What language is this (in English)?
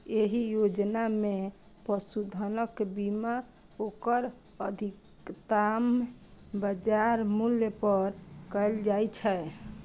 Maithili